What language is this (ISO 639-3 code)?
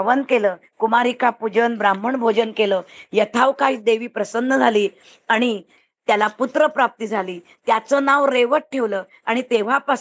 mar